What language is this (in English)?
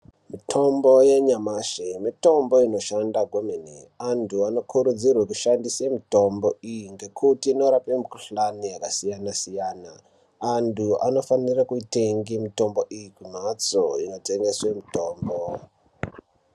Ndau